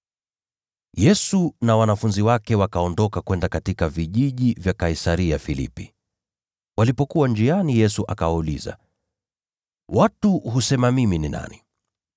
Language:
Swahili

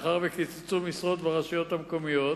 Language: Hebrew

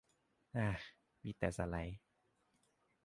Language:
Thai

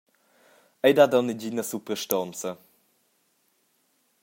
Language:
Romansh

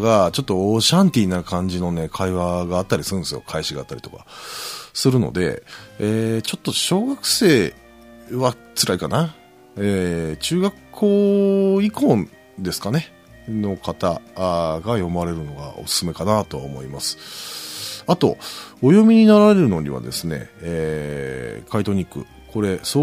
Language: Japanese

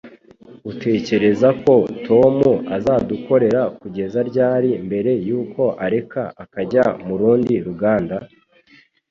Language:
Kinyarwanda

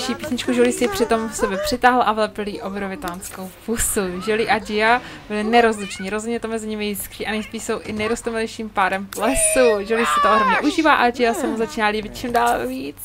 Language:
Czech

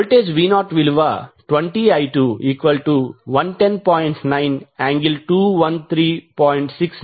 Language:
Telugu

